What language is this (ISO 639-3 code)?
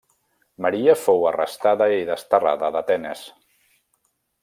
cat